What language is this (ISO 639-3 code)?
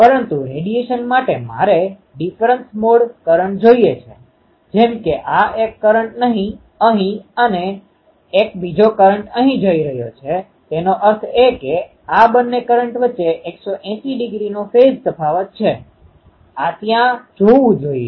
guj